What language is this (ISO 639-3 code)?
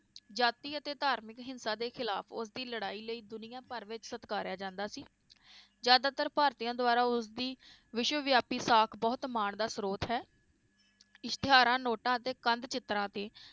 pan